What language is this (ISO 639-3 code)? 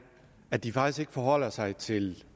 dan